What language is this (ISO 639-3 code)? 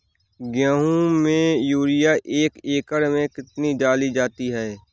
hin